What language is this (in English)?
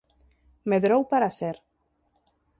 Galician